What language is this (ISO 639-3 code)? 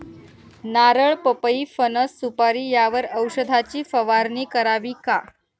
mar